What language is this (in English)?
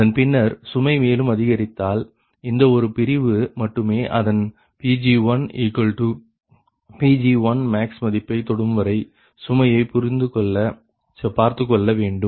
Tamil